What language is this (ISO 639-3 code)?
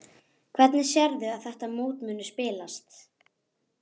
isl